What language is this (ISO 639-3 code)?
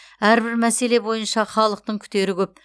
kaz